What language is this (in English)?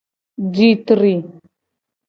Gen